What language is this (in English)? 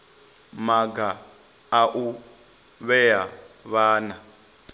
Venda